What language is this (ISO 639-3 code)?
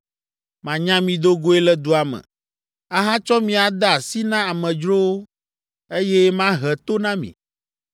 ewe